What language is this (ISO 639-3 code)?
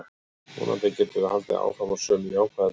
isl